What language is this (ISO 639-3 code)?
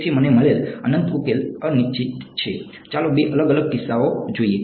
guj